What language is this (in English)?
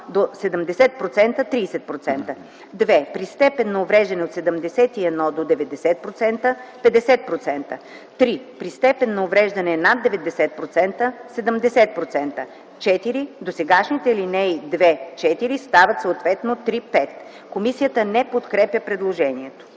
Bulgarian